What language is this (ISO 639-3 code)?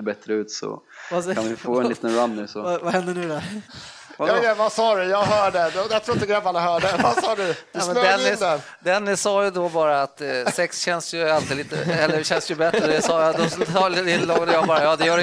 swe